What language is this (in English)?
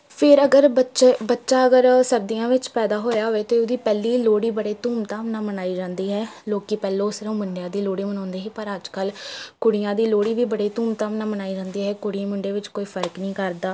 Punjabi